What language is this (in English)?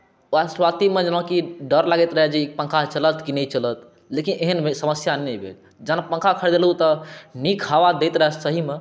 Maithili